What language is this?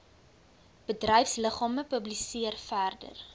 Afrikaans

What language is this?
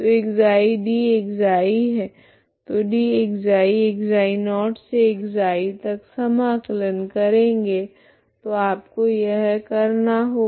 Hindi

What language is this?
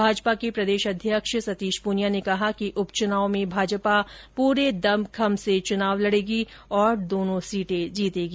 Hindi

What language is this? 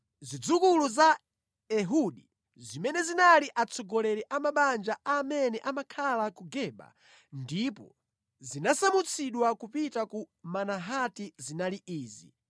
Nyanja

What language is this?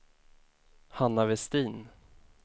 Swedish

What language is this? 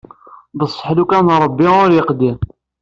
Kabyle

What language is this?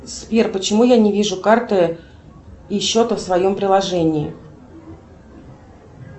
Russian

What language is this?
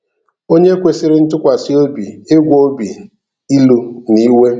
Igbo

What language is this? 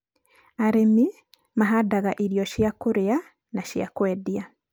Kikuyu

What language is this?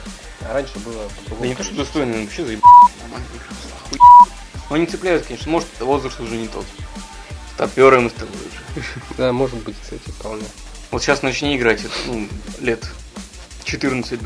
Russian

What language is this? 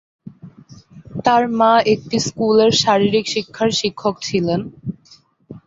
Bangla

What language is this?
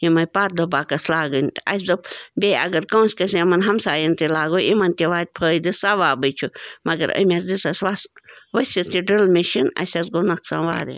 Kashmiri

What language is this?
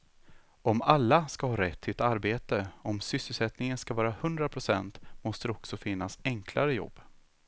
Swedish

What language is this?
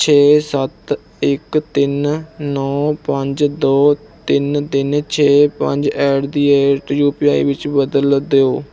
Punjabi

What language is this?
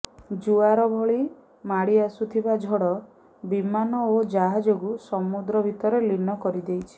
Odia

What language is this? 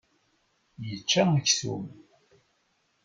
Kabyle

